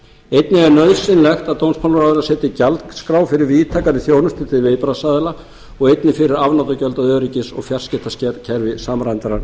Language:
Icelandic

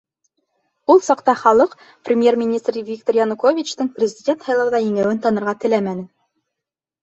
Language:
Bashkir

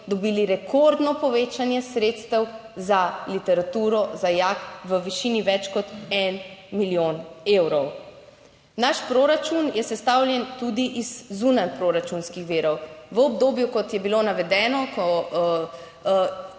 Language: Slovenian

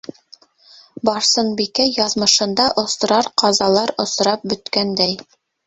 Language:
Bashkir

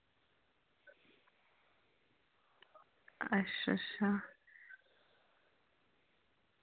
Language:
Dogri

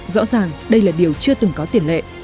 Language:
Vietnamese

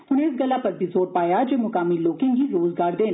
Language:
Dogri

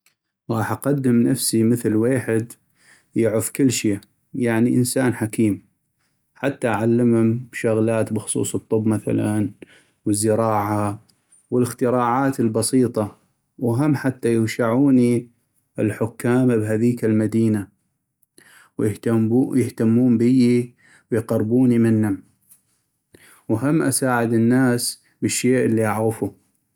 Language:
North Mesopotamian Arabic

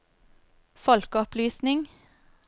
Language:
Norwegian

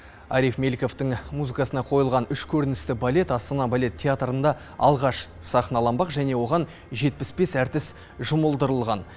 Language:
Kazakh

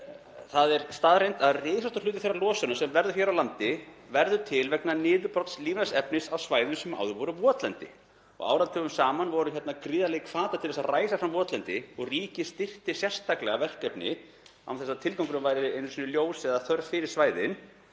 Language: Icelandic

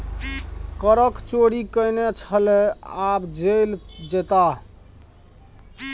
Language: Maithili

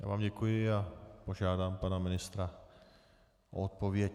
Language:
Czech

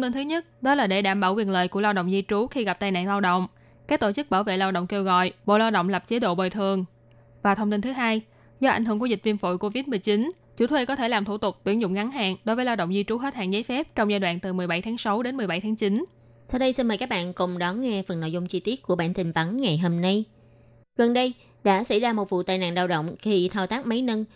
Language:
Vietnamese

